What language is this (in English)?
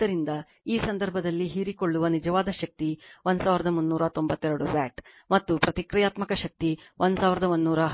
Kannada